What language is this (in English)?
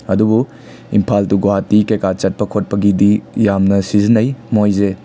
Manipuri